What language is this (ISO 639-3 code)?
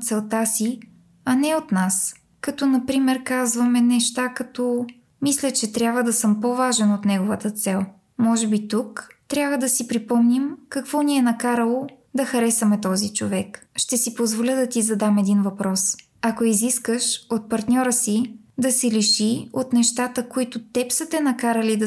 bul